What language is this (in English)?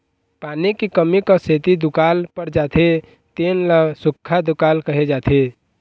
Chhattisgarhi